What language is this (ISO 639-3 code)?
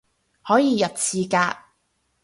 yue